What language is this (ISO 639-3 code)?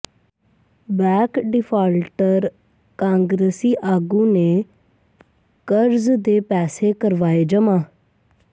pan